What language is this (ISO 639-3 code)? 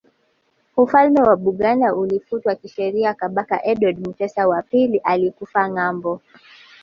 swa